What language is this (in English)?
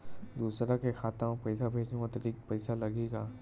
Chhattisgarhi